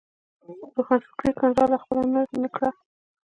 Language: Pashto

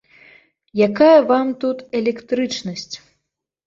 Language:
Belarusian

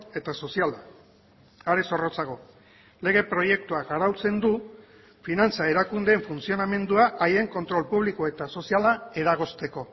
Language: Basque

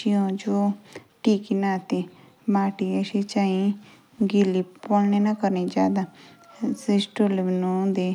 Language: Jaunsari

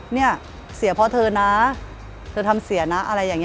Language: Thai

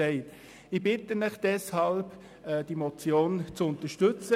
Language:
Swiss German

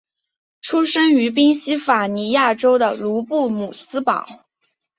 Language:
Chinese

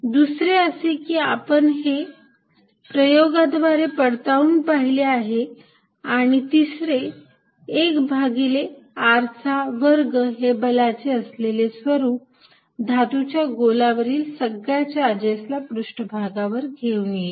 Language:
Marathi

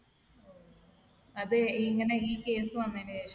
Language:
Malayalam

